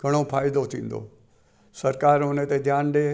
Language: Sindhi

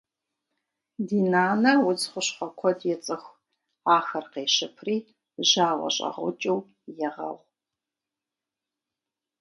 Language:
Kabardian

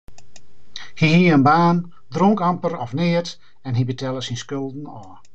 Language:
Western Frisian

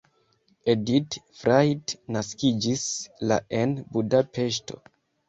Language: Esperanto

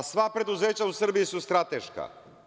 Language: Serbian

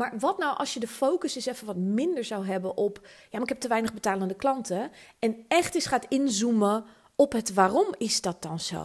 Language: Dutch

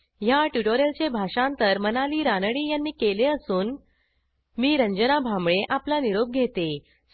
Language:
Marathi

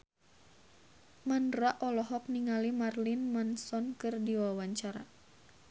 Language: Sundanese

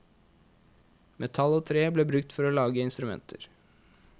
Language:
Norwegian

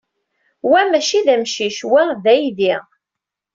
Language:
Kabyle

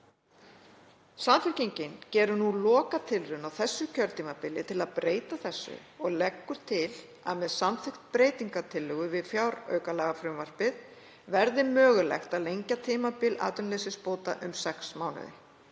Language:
Icelandic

